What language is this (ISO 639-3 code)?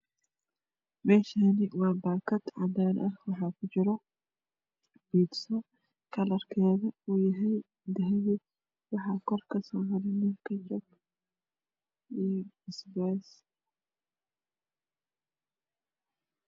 som